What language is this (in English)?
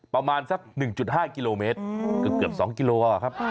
Thai